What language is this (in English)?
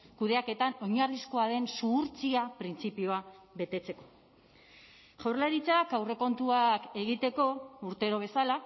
Basque